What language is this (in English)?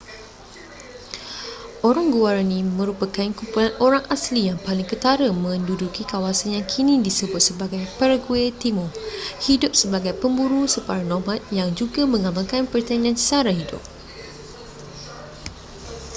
Malay